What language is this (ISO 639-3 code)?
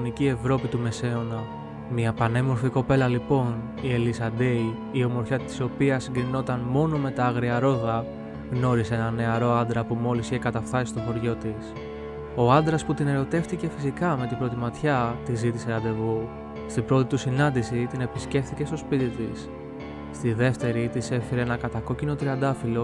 ell